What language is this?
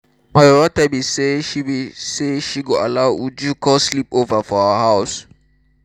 Nigerian Pidgin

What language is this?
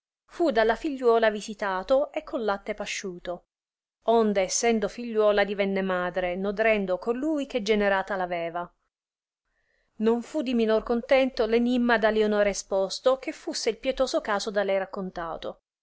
Italian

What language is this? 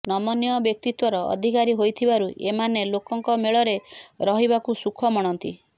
Odia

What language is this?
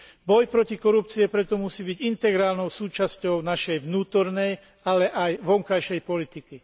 Slovak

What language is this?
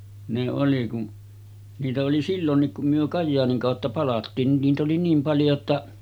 Finnish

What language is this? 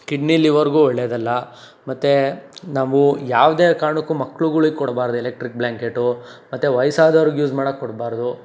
Kannada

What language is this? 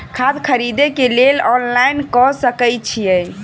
Maithili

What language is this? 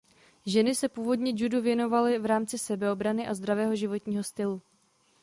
Czech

